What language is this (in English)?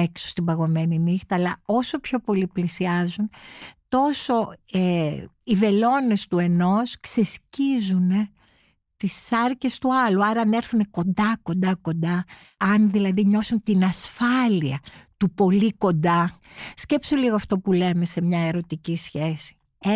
Greek